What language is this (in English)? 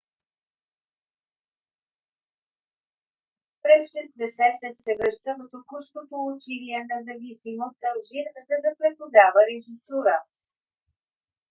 Bulgarian